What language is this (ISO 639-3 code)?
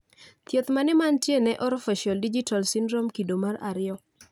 luo